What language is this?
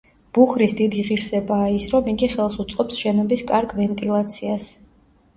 Georgian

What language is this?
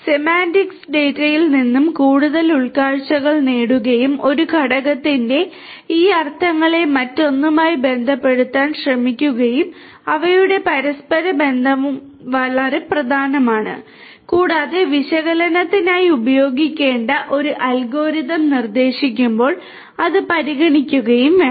Malayalam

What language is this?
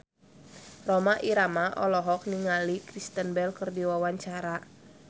Sundanese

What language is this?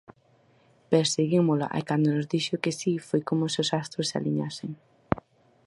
Galician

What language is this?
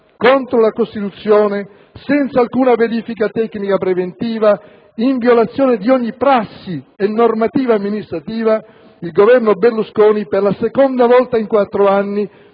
Italian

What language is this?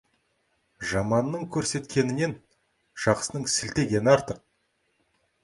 Kazakh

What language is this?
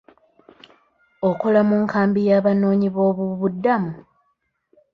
Ganda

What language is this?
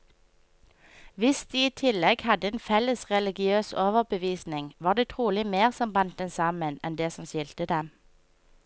Norwegian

